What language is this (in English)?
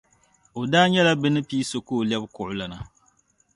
Dagbani